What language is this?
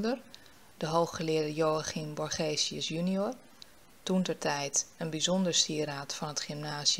Dutch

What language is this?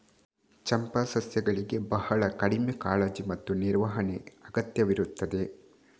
Kannada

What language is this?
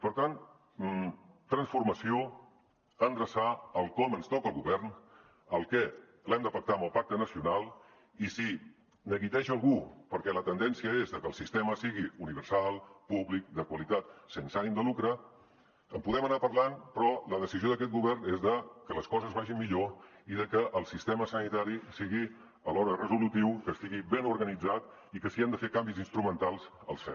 Catalan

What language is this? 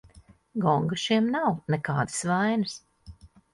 Latvian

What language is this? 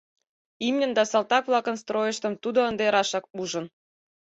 Mari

